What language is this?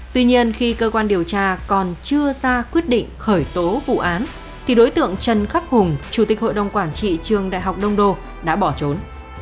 Vietnamese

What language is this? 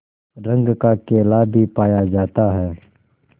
Hindi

